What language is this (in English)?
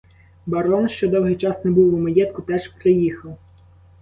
Ukrainian